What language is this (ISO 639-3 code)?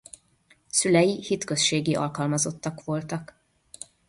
hun